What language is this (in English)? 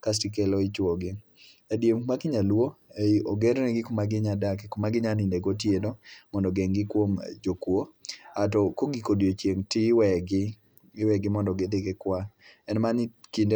Luo (Kenya and Tanzania)